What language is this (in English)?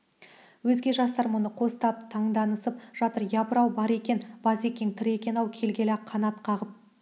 Kazakh